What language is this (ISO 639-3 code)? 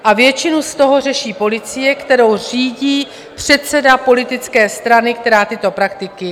ces